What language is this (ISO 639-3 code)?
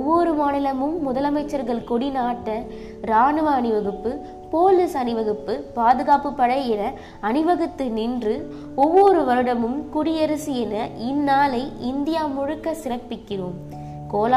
tam